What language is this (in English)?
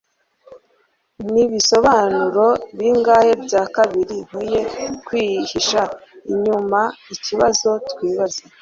Kinyarwanda